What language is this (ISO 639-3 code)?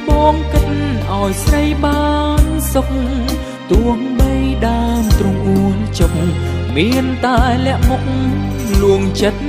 tha